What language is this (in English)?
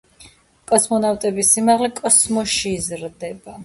Georgian